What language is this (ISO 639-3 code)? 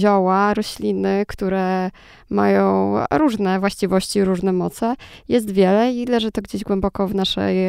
pol